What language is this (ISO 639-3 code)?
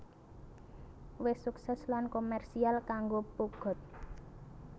jav